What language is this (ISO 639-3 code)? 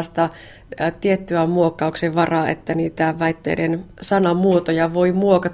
fin